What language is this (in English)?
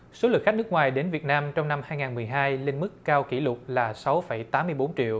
Vietnamese